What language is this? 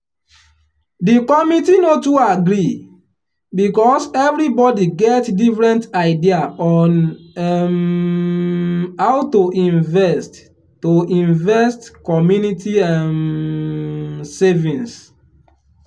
Nigerian Pidgin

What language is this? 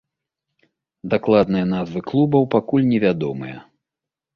Belarusian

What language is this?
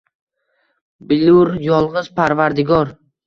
Uzbek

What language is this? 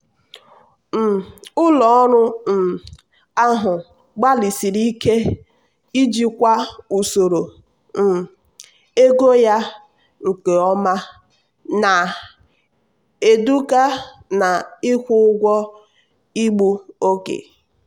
Igbo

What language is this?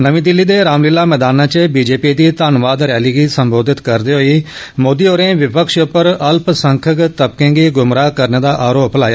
Dogri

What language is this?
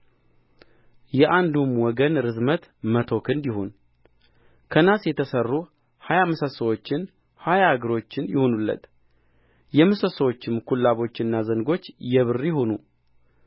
Amharic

